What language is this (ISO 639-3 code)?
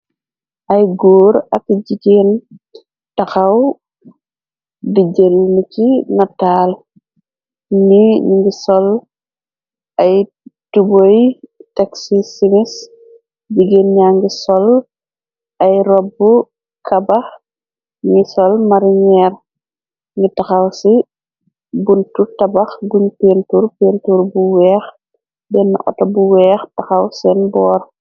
wol